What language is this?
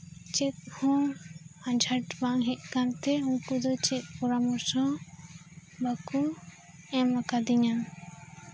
Santali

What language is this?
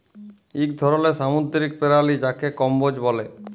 Bangla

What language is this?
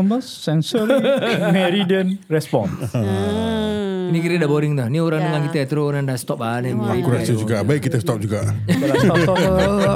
Malay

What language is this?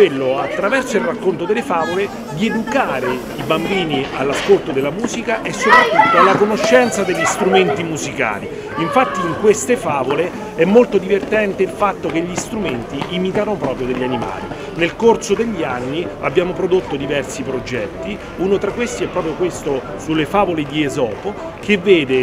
Italian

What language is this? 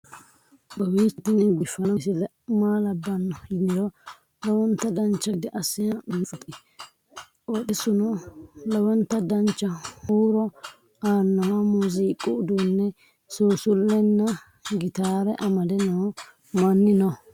Sidamo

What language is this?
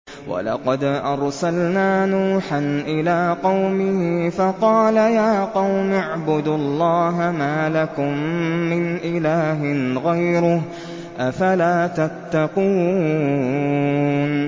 Arabic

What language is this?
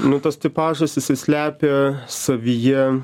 Lithuanian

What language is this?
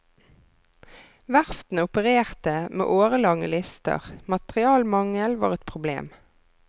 Norwegian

